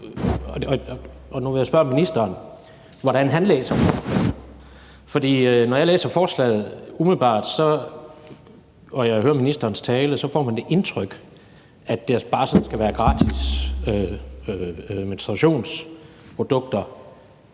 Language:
Danish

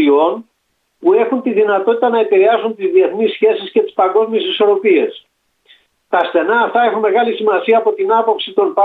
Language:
Greek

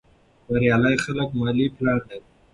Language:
Pashto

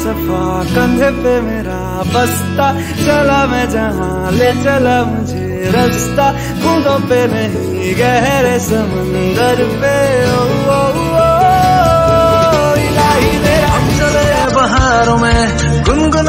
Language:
Hindi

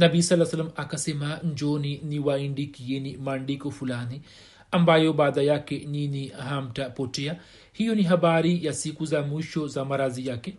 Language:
Swahili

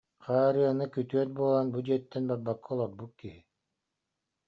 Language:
Yakut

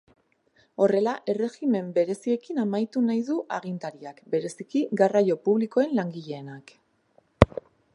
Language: Basque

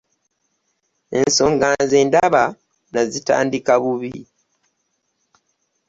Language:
Ganda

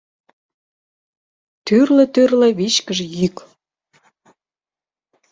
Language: Mari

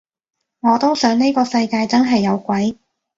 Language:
Cantonese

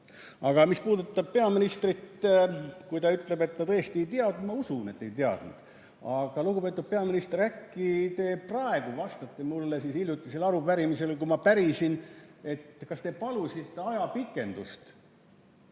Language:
Estonian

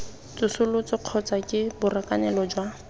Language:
Tswana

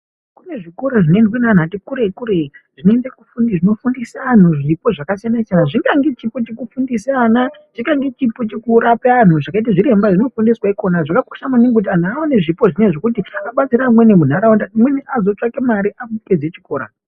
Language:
Ndau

